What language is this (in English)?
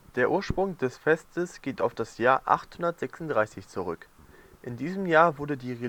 German